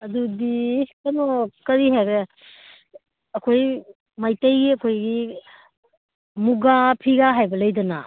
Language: Manipuri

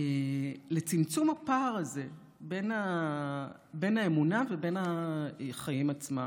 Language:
Hebrew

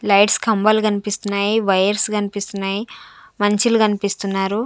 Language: Telugu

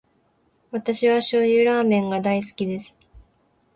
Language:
Japanese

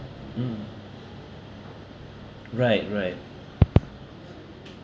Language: English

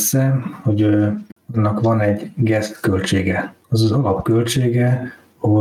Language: Hungarian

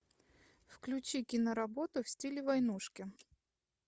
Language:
Russian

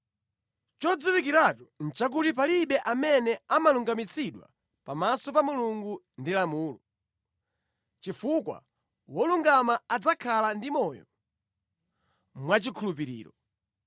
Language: Nyanja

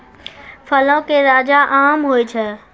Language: Maithili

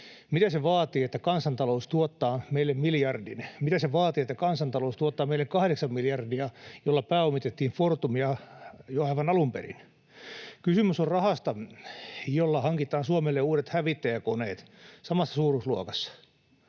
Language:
Finnish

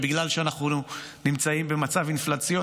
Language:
Hebrew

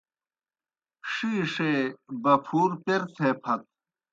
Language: Kohistani Shina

